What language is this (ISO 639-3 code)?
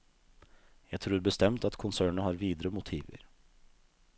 nor